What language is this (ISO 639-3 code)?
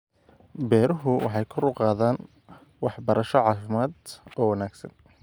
som